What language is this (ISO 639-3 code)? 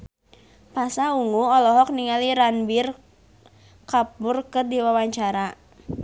sun